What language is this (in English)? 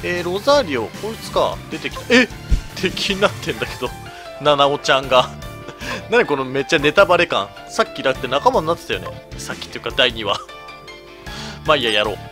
Japanese